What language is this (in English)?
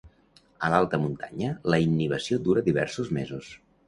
Catalan